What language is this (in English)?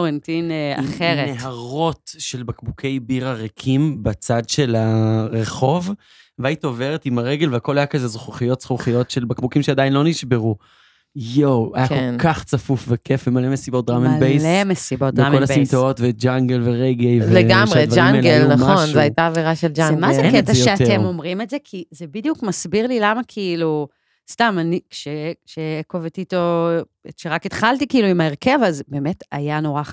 Hebrew